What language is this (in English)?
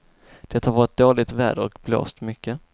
Swedish